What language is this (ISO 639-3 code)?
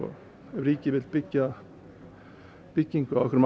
isl